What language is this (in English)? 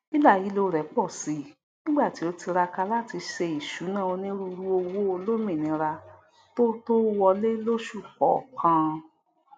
Yoruba